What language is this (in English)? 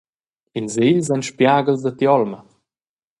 Romansh